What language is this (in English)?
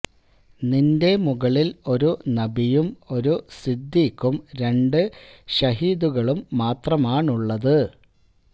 Malayalam